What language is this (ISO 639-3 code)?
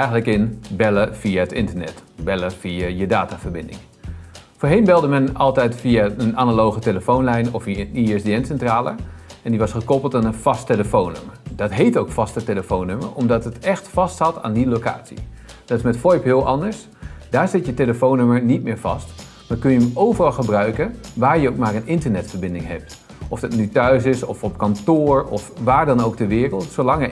nld